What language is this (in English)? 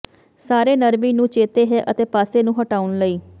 Punjabi